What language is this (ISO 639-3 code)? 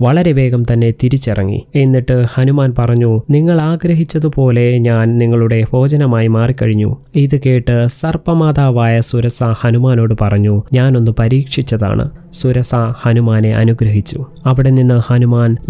mal